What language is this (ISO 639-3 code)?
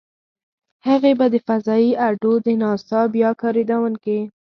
pus